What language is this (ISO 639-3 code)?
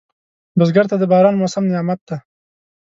pus